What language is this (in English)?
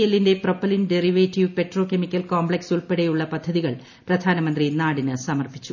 Malayalam